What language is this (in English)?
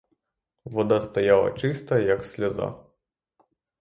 Ukrainian